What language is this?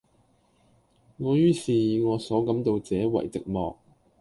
Cantonese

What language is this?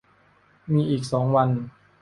Thai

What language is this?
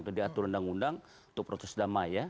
Indonesian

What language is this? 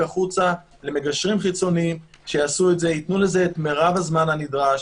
Hebrew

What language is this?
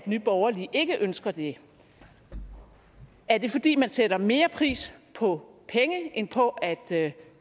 Danish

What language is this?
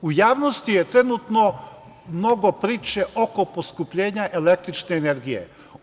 Serbian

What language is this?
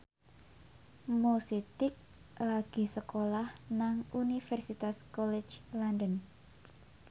Javanese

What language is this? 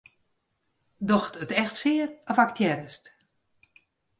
Western Frisian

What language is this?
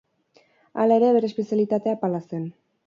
Basque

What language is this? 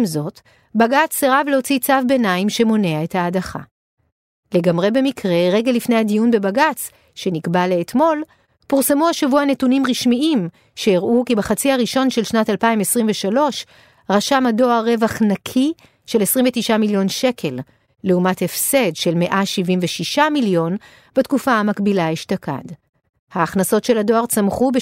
Hebrew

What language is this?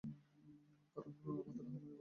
Bangla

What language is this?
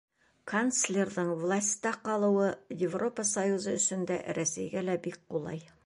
Bashkir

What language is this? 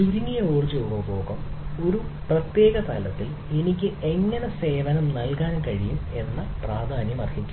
Malayalam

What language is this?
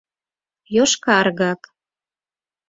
Mari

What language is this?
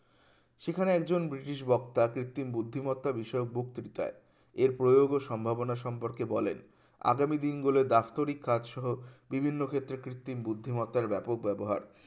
Bangla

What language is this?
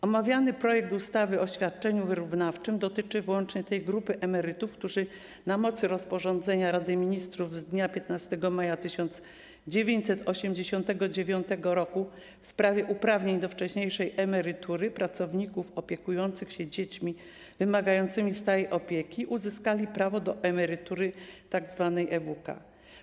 Polish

